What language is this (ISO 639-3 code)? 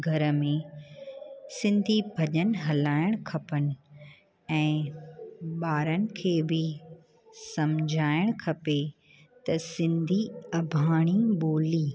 snd